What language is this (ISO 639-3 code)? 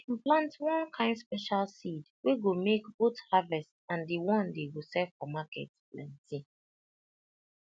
pcm